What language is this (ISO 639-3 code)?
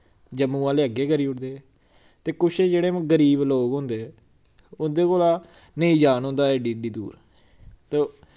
doi